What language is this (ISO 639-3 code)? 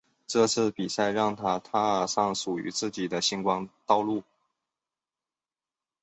zho